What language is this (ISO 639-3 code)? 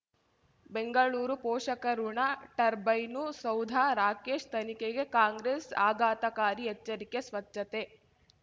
kan